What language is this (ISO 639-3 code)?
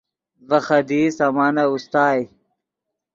ydg